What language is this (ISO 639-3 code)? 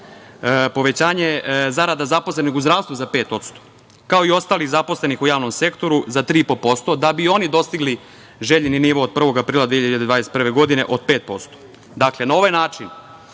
srp